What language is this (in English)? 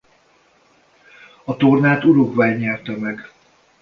Hungarian